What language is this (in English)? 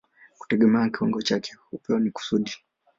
Swahili